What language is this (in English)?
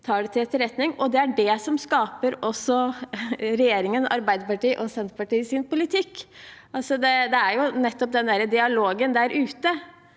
Norwegian